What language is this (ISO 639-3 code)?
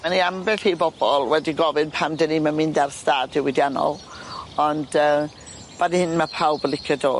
cym